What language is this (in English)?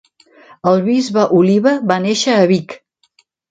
Catalan